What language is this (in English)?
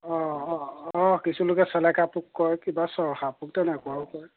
Assamese